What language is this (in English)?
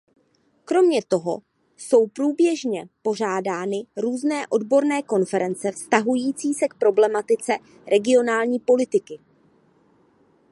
Czech